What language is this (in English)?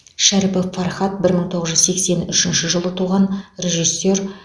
Kazakh